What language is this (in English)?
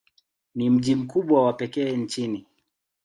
Swahili